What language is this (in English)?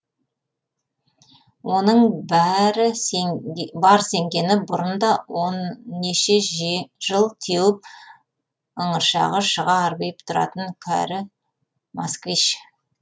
Kazakh